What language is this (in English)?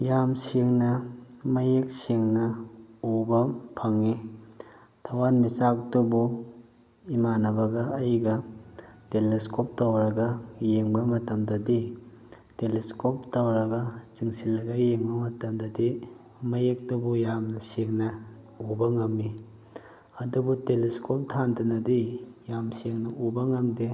Manipuri